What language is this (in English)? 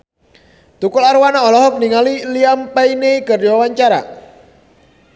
Sundanese